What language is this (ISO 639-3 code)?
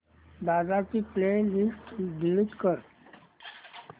mar